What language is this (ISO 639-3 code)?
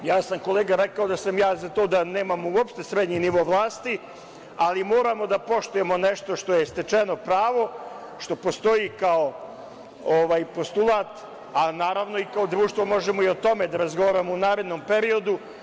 srp